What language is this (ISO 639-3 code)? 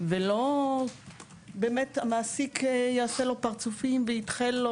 heb